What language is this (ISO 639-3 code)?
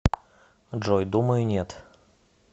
rus